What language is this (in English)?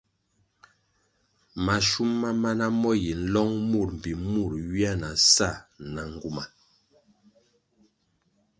Kwasio